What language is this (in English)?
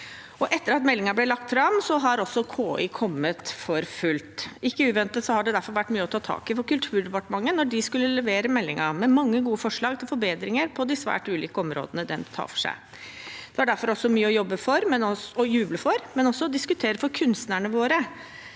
Norwegian